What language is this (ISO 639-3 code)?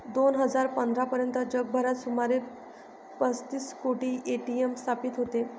mar